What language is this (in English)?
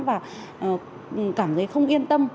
Vietnamese